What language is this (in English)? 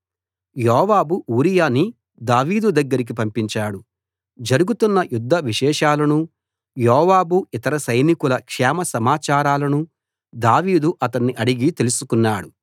Telugu